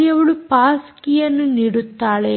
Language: Kannada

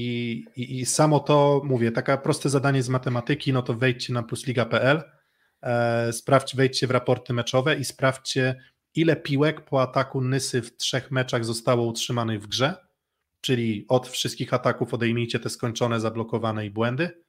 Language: Polish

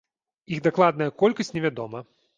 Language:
Belarusian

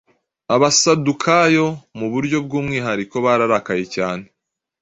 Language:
Kinyarwanda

